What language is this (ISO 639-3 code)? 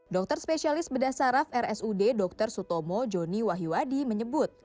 ind